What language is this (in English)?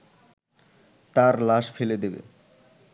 Bangla